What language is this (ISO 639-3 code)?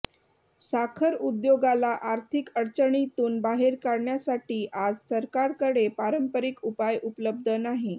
mar